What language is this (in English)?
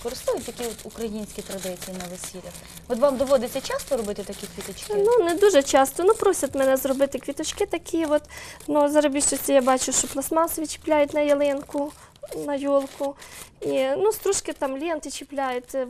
Ukrainian